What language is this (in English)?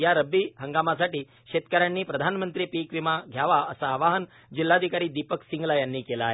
Marathi